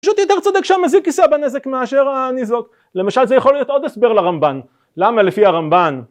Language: Hebrew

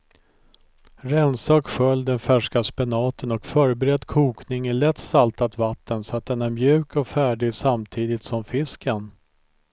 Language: Swedish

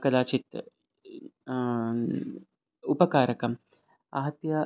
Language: Sanskrit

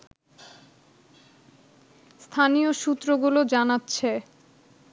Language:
Bangla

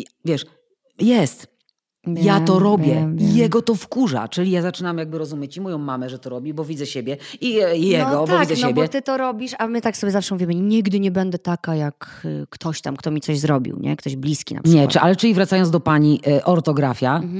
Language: Polish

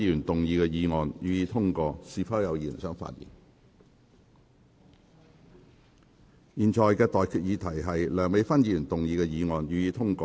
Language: Cantonese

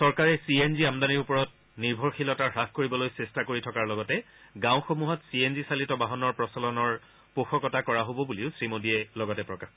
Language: Assamese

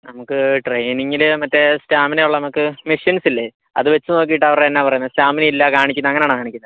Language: Malayalam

